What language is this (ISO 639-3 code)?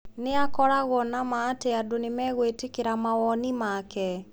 kik